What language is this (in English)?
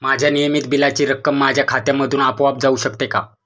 Marathi